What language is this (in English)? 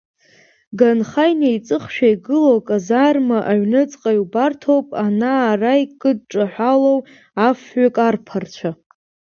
Abkhazian